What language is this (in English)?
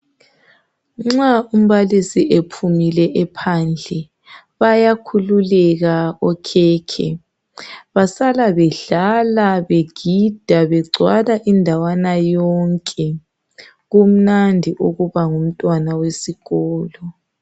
North Ndebele